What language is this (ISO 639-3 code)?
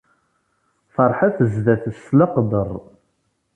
kab